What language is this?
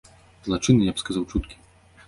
Belarusian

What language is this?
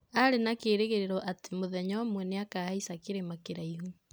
Kikuyu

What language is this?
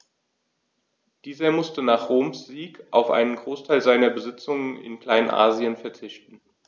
German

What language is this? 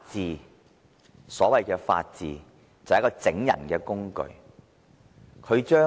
Cantonese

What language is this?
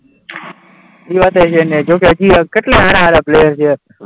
Gujarati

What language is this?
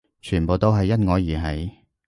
Cantonese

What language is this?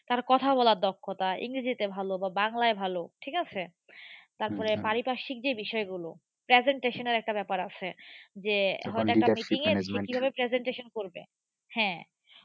Bangla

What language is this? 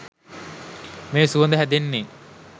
Sinhala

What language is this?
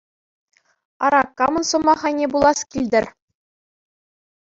Chuvash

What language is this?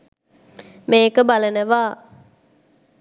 Sinhala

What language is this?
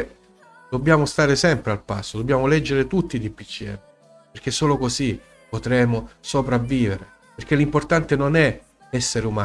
Italian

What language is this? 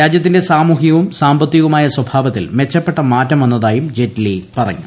Malayalam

